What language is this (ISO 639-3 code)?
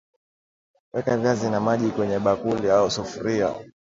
swa